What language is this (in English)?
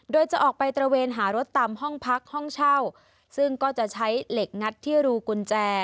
Thai